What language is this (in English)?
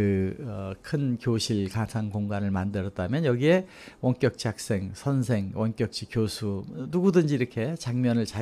Korean